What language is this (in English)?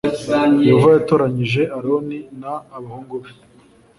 Kinyarwanda